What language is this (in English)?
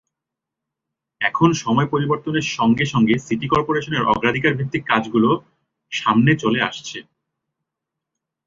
Bangla